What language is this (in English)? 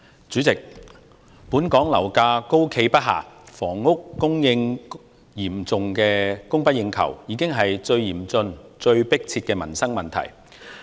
Cantonese